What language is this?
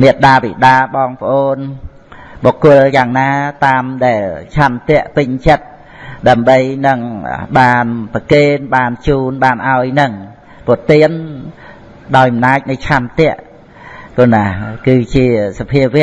Vietnamese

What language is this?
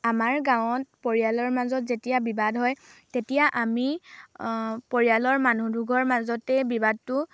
Assamese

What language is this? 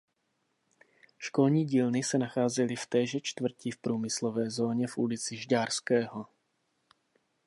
Czech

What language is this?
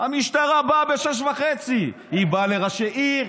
Hebrew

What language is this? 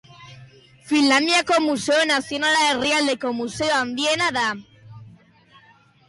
Basque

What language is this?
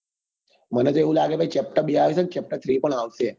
Gujarati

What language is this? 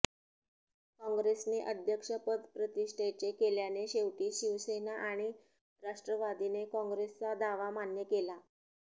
Marathi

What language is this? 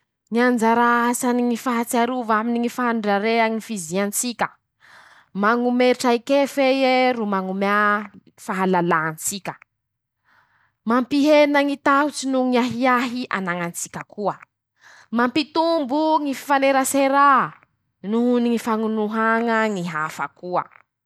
Masikoro Malagasy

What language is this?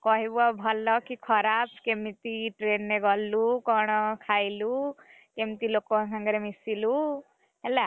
Odia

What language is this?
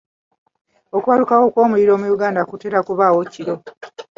Ganda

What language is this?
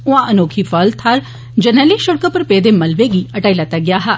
Dogri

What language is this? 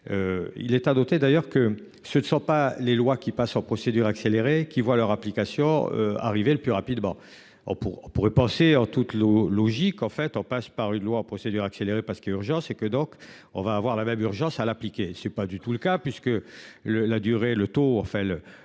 French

